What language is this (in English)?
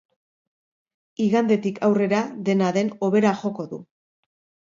Basque